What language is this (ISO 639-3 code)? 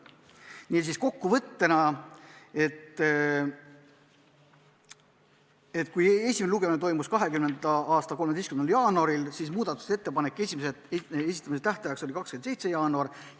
est